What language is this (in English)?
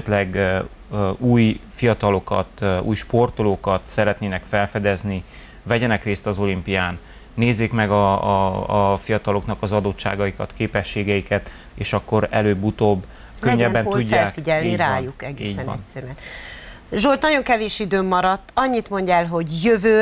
Hungarian